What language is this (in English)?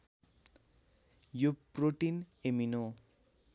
Nepali